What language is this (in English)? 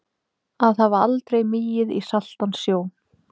Icelandic